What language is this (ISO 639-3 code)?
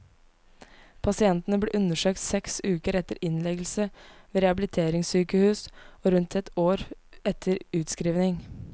nor